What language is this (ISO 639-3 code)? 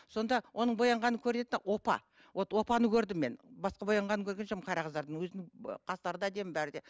kaz